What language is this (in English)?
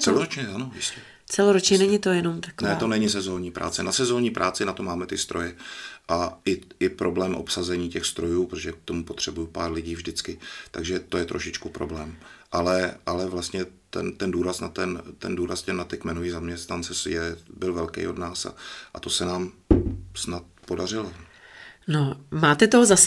Czech